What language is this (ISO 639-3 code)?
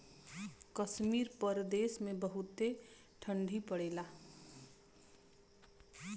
bho